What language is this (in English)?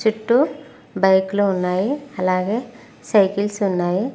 Telugu